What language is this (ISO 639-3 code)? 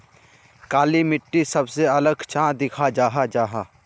mag